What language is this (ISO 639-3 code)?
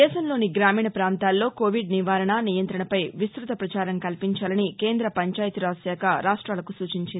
tel